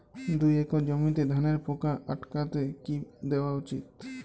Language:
Bangla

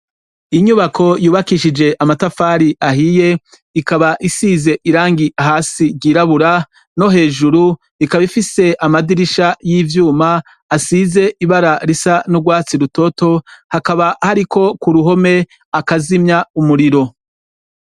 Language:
Rundi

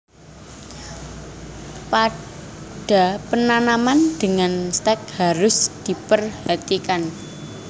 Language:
Javanese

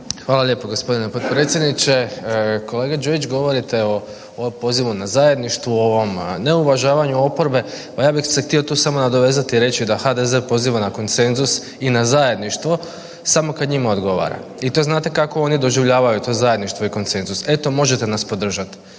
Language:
Croatian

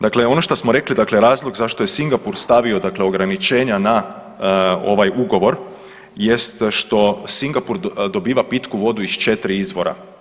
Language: Croatian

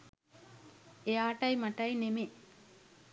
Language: Sinhala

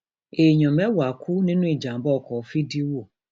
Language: Yoruba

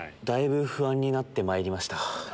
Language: Japanese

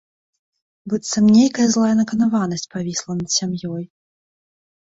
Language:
Belarusian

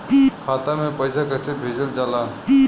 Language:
Bhojpuri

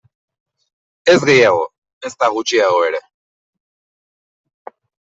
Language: Basque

